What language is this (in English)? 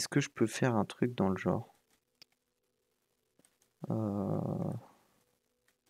French